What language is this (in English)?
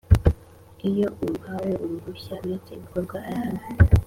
Kinyarwanda